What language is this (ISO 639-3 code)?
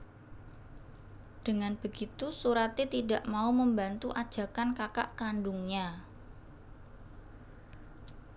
jav